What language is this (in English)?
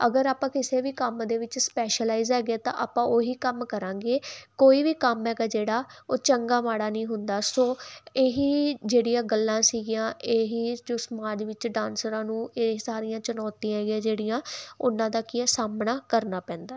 Punjabi